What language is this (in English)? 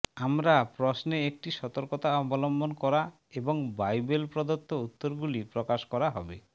Bangla